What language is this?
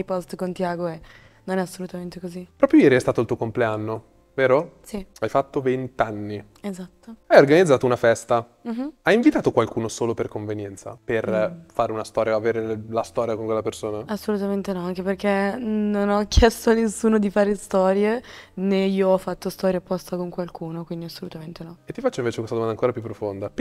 Italian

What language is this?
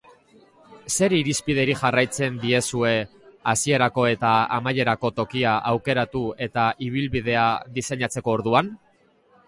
Basque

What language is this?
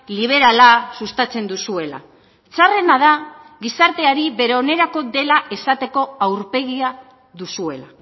Basque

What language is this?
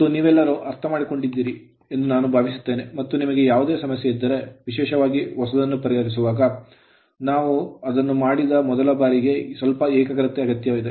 Kannada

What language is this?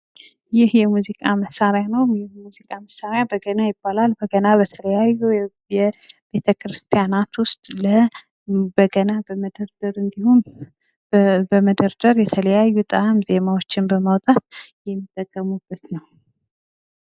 Amharic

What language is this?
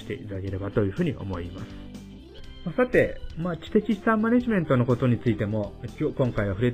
Japanese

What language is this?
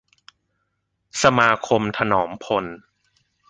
Thai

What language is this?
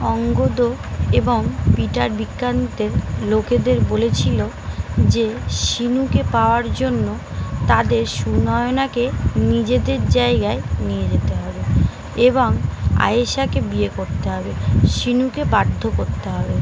Bangla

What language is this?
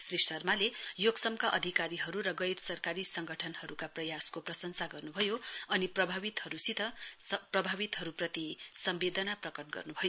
Nepali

